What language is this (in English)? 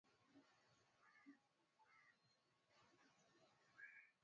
Swahili